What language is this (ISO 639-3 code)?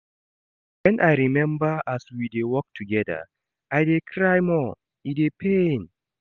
pcm